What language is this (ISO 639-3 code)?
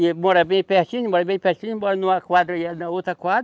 por